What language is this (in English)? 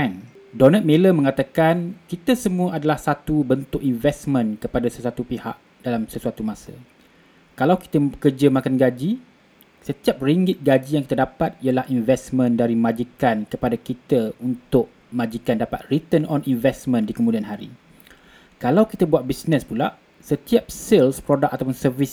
Malay